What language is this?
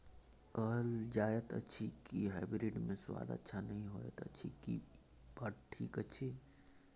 Maithili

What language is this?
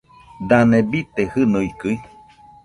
Nüpode Huitoto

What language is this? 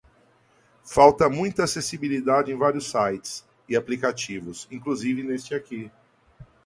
Portuguese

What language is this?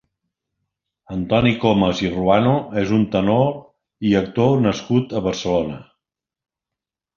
Catalan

